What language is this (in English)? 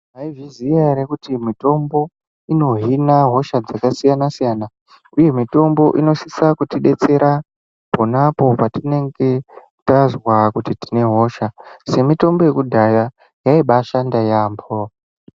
Ndau